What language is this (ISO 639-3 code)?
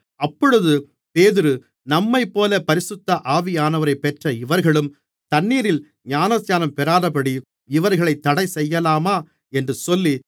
tam